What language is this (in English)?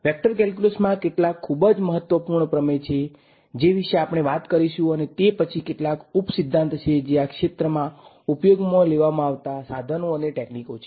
Gujarati